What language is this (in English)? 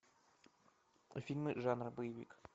Russian